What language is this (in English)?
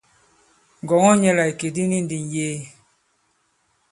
Bankon